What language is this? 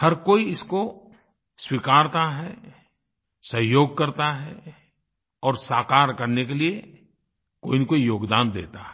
Hindi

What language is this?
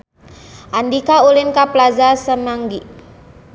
Sundanese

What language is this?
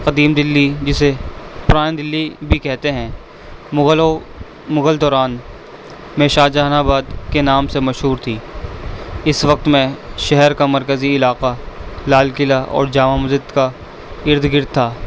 Urdu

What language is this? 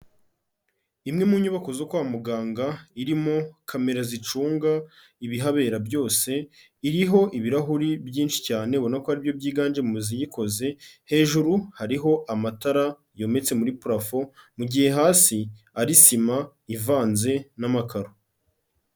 Kinyarwanda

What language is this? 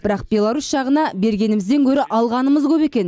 Kazakh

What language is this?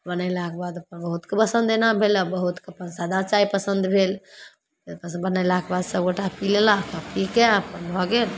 Maithili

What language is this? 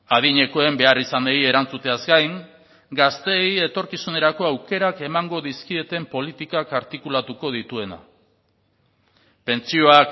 Basque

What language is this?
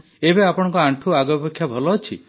Odia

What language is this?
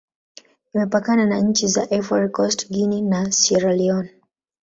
Swahili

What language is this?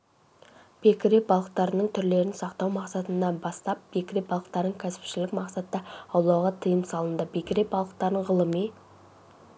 Kazakh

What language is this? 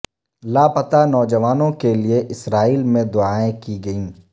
Urdu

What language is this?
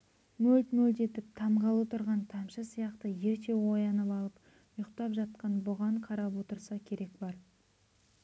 Kazakh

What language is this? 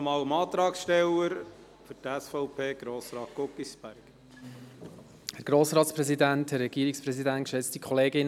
Swiss German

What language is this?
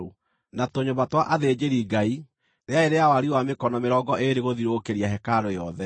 Kikuyu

